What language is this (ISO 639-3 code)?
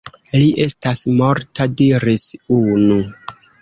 epo